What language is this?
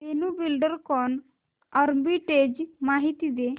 Marathi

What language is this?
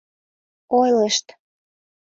Mari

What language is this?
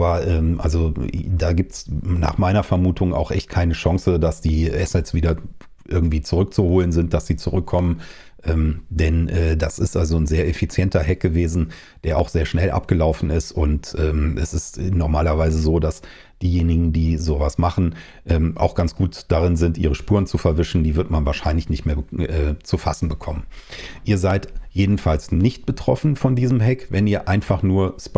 German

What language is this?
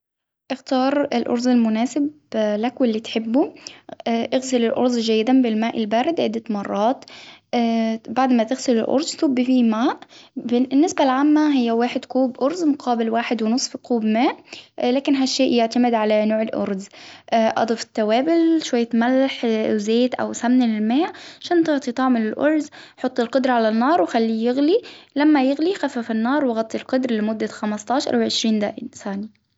Hijazi Arabic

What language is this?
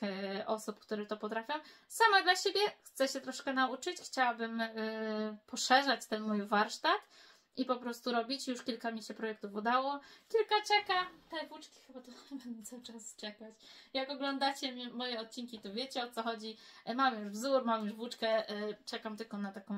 Polish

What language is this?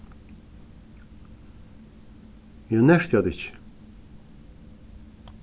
Faroese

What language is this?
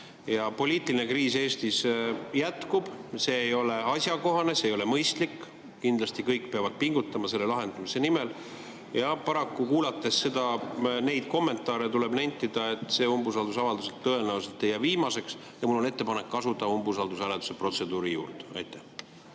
Estonian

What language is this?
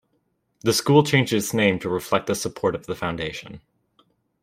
English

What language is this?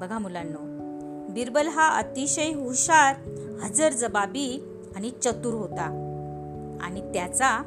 Marathi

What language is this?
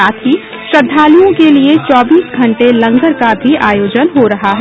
Hindi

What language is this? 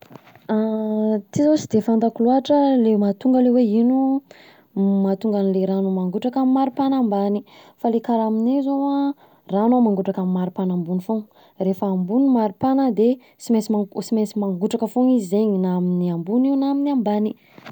Southern Betsimisaraka Malagasy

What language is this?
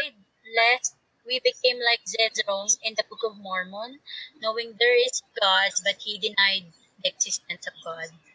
Filipino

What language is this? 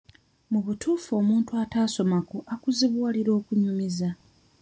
Ganda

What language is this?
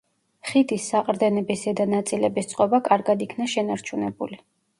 Georgian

